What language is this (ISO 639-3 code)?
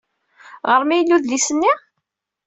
kab